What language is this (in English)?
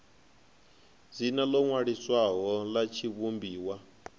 Venda